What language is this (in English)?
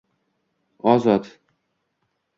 Uzbek